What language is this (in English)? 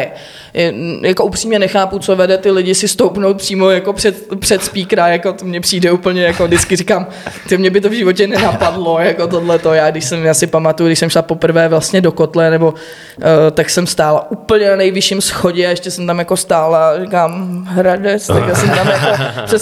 Czech